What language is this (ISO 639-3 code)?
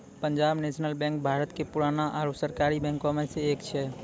mai